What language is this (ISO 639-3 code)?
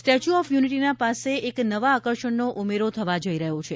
guj